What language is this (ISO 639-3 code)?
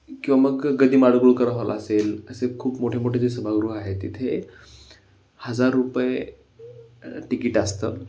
mar